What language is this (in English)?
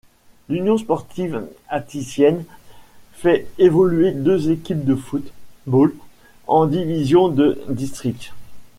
French